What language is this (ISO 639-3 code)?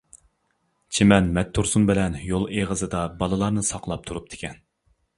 uig